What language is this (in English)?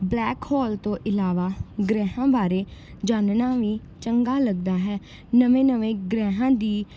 Punjabi